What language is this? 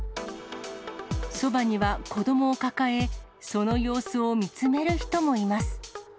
Japanese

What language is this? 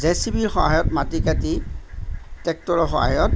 Assamese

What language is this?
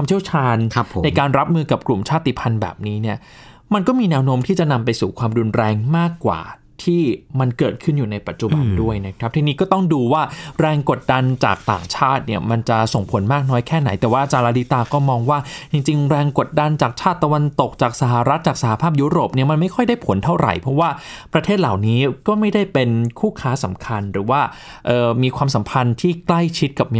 Thai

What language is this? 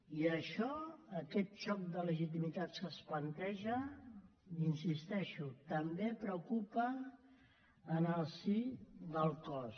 Catalan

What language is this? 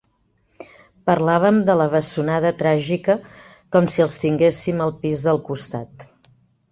Catalan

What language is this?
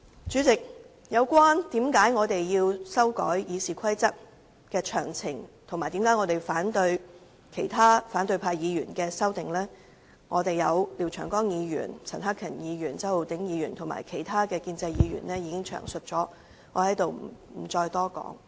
Cantonese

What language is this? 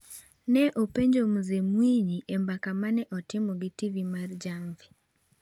Luo (Kenya and Tanzania)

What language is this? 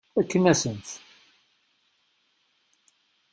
Kabyle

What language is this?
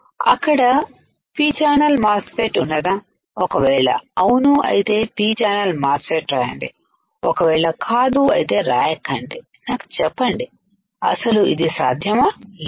Telugu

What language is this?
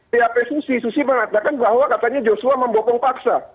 Indonesian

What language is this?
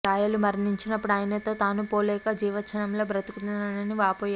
Telugu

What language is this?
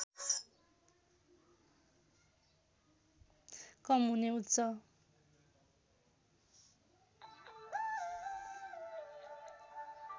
Nepali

